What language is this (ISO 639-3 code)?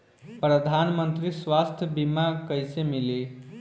bho